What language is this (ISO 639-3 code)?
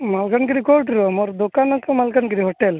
ori